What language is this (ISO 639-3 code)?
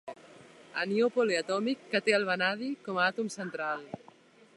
cat